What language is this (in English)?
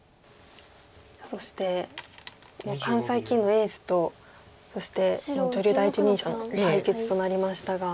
Japanese